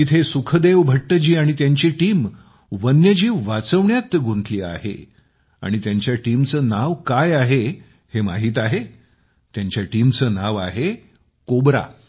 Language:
Marathi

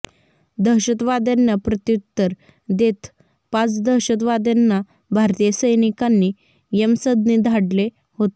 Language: Marathi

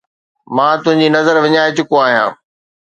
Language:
Sindhi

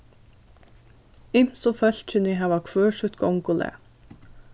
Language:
Faroese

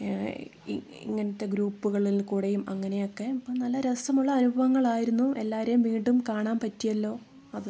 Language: Malayalam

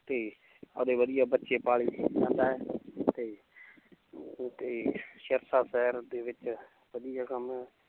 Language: Punjabi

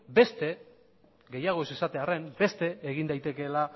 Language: Basque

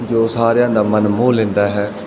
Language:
Punjabi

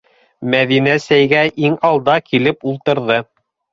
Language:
Bashkir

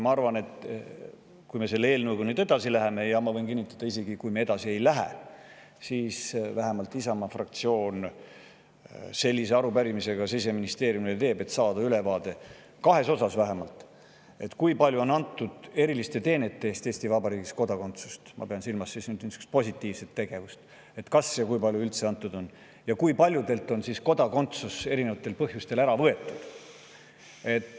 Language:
Estonian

